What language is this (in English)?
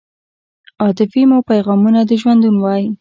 Pashto